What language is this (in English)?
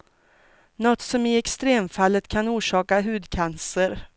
Swedish